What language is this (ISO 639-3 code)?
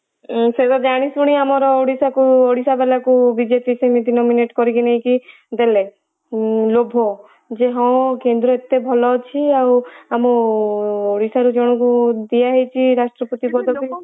ori